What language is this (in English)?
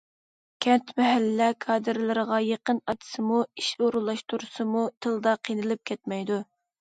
Uyghur